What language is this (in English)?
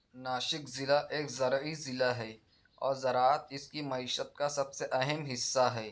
Urdu